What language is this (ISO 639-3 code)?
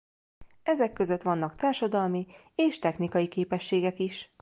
hun